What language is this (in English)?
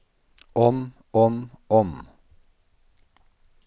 Norwegian